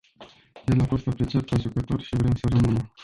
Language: Romanian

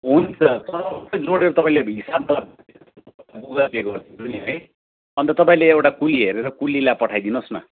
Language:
Nepali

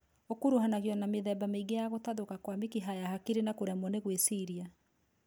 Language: Kikuyu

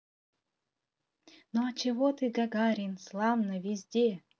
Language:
Russian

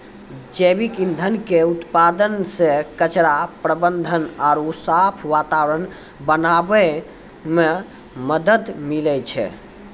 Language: Maithili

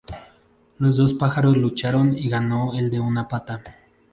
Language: Spanish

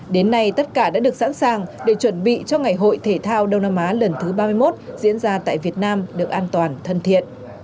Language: Vietnamese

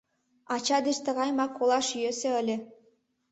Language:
Mari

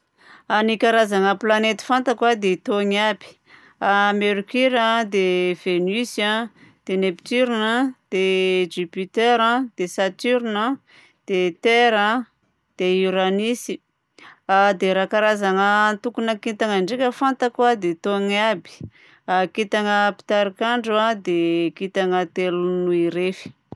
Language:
Southern Betsimisaraka Malagasy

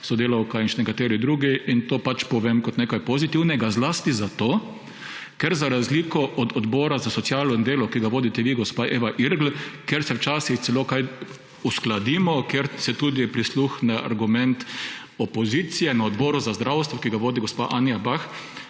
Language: Slovenian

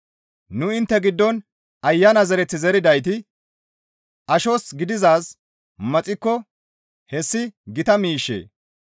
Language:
Gamo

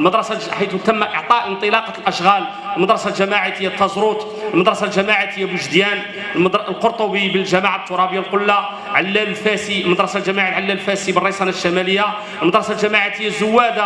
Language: Arabic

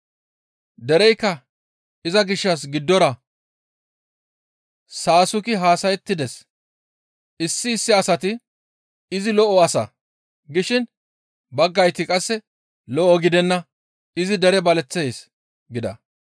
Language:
Gamo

